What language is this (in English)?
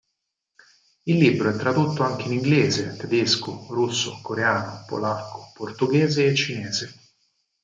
Italian